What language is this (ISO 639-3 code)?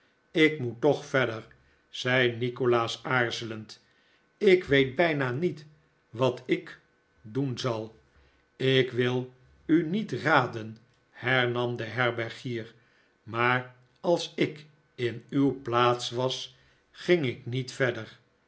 nld